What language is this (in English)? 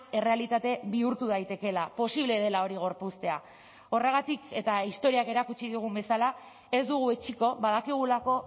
Basque